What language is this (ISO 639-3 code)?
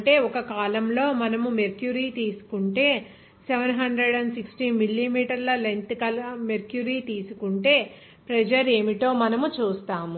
tel